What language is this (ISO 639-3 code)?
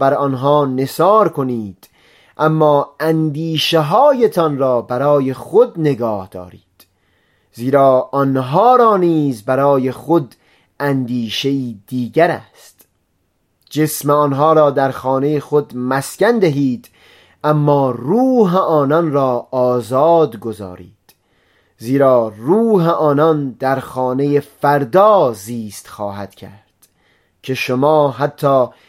fas